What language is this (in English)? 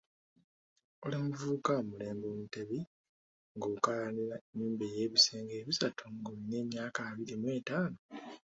Ganda